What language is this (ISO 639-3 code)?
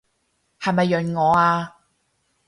yue